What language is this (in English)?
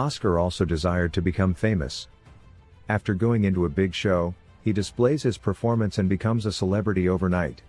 English